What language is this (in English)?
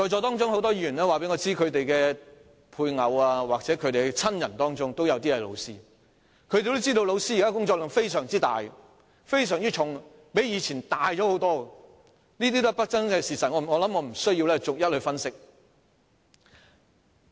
Cantonese